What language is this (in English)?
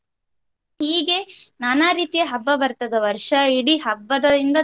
Kannada